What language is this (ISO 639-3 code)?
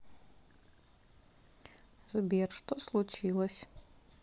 rus